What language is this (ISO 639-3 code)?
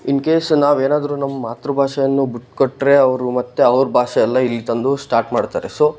kan